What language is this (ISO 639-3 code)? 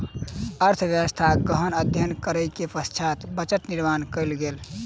mai